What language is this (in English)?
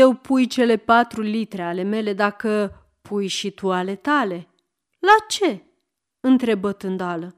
Romanian